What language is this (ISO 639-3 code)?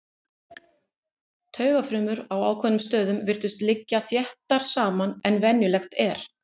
isl